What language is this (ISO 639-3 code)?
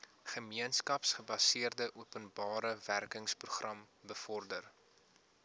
afr